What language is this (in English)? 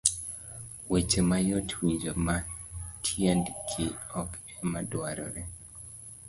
Luo (Kenya and Tanzania)